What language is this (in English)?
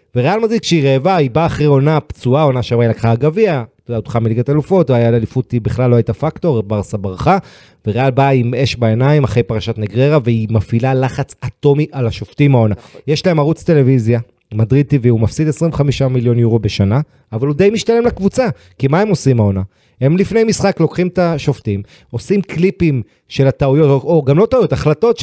Hebrew